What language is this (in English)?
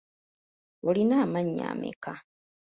Ganda